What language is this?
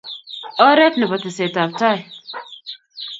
Kalenjin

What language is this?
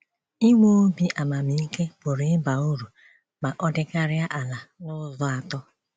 Igbo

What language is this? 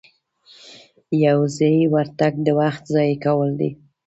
Pashto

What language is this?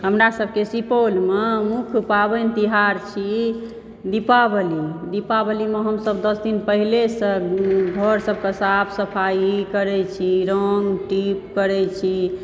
Maithili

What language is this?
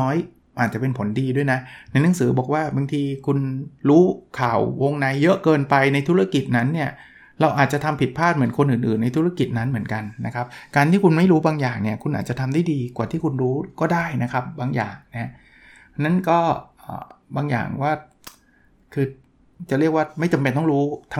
Thai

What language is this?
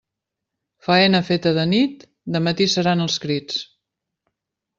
Catalan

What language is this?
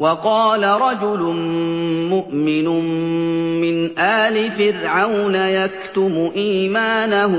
Arabic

